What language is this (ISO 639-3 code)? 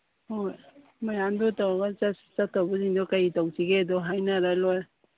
mni